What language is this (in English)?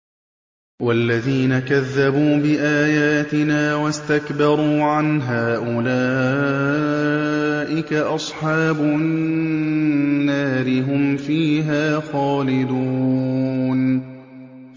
Arabic